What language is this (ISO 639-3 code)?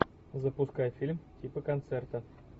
rus